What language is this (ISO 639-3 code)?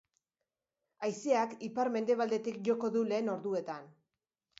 eus